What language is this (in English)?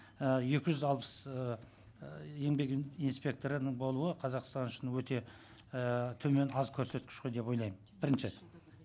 Kazakh